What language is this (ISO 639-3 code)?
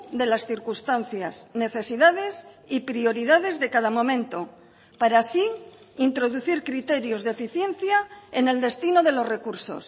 spa